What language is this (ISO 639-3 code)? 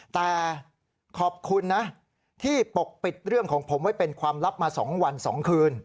tha